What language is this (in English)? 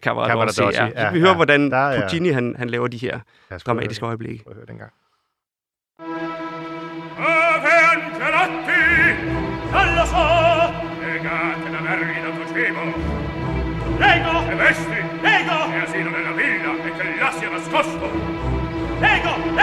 Danish